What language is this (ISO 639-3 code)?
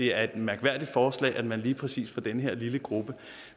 dan